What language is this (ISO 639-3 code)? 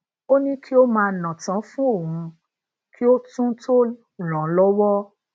yor